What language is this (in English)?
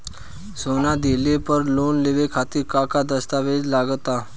Bhojpuri